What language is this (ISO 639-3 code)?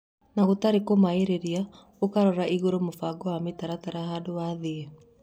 kik